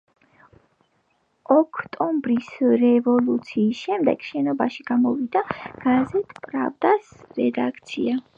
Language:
Georgian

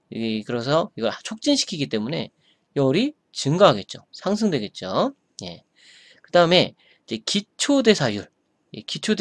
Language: Korean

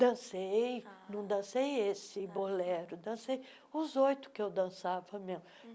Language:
Portuguese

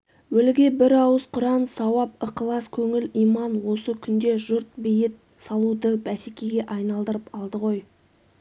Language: Kazakh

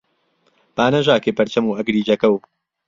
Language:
Central Kurdish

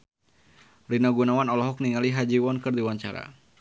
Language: Sundanese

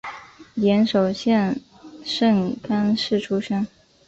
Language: Chinese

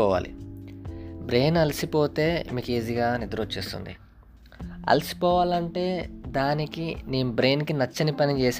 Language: Telugu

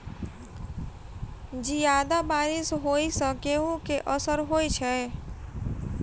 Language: Maithili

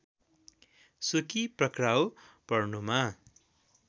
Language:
Nepali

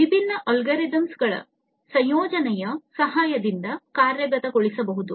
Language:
Kannada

